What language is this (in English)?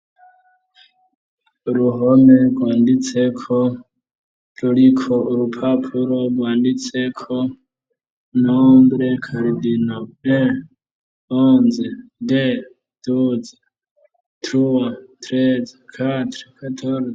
Rundi